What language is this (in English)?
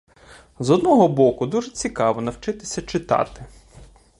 Ukrainian